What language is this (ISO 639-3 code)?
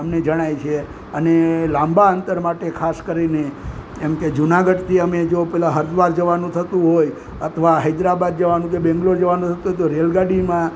guj